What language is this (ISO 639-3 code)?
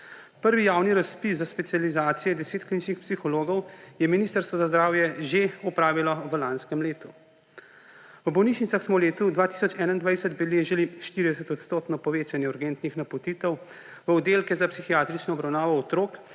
slv